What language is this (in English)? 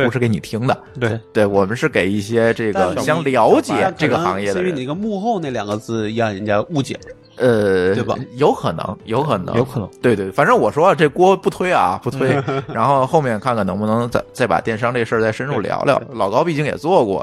Chinese